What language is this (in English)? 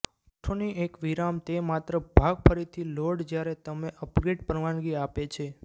Gujarati